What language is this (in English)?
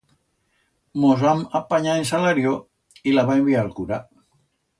Aragonese